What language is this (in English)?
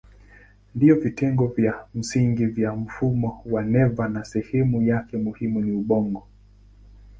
Swahili